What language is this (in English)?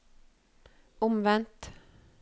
Norwegian